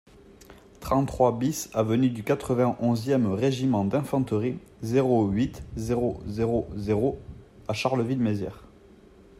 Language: French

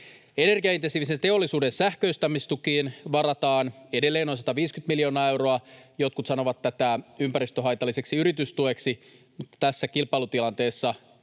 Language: Finnish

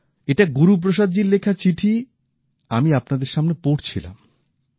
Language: Bangla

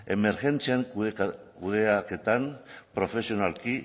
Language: Basque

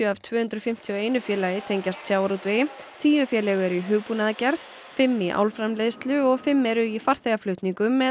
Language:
Icelandic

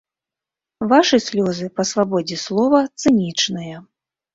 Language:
Belarusian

